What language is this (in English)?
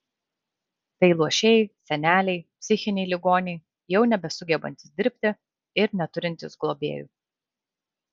Lithuanian